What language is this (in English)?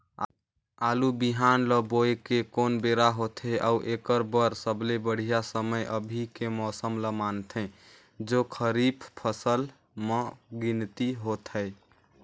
Chhattisgarhi